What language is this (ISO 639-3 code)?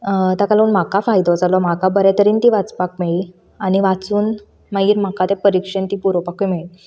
kok